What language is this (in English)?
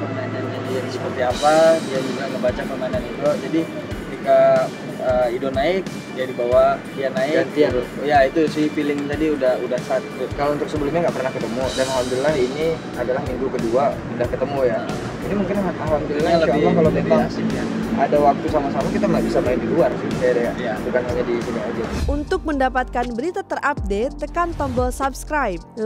Indonesian